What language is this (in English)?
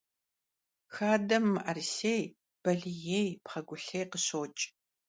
Kabardian